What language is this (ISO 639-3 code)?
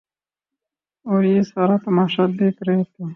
urd